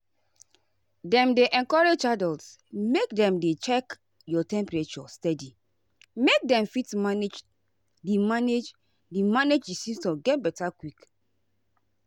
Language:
Nigerian Pidgin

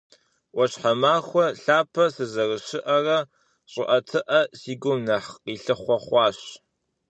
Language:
Kabardian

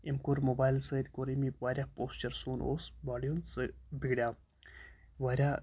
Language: Kashmiri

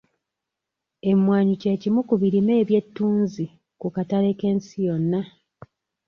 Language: Ganda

